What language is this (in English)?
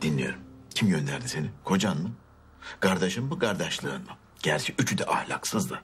Turkish